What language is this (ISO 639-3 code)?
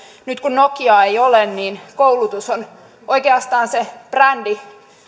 fin